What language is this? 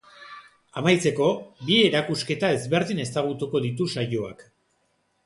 Basque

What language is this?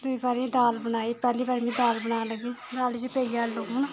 Dogri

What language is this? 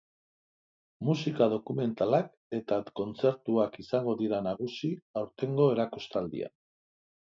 Basque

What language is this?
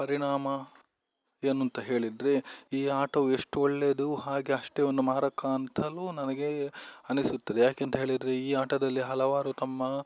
Kannada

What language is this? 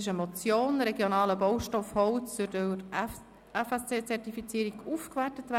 Swiss German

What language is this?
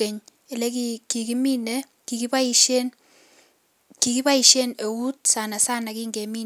Kalenjin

